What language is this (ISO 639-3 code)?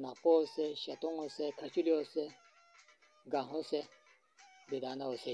ron